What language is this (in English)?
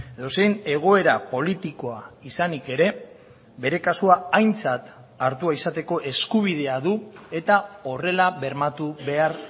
Basque